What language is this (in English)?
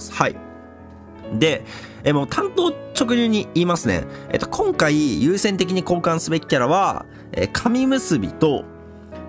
Japanese